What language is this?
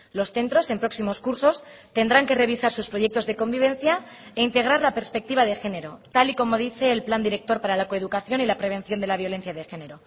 Spanish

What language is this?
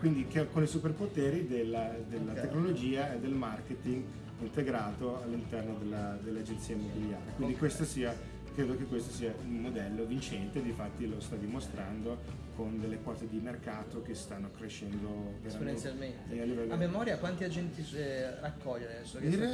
Italian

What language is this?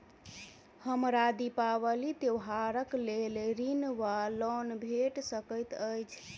Maithili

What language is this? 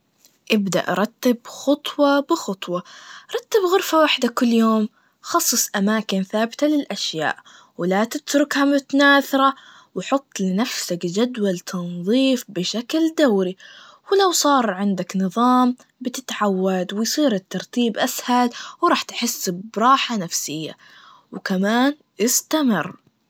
Najdi Arabic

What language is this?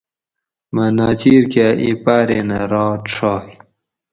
Gawri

